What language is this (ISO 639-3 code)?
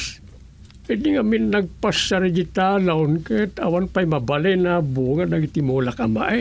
fil